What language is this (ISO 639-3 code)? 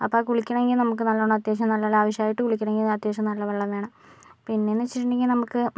mal